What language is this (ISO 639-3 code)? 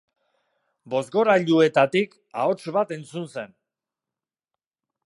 eus